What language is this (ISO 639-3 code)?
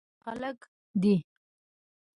pus